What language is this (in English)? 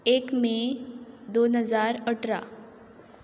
Konkani